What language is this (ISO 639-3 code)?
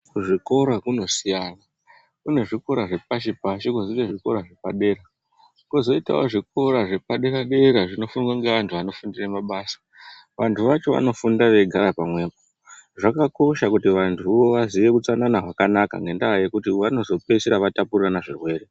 ndc